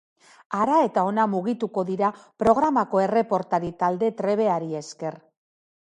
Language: Basque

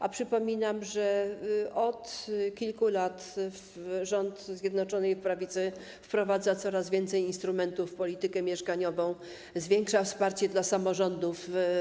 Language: Polish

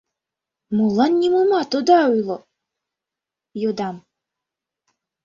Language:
Mari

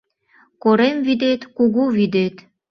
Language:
Mari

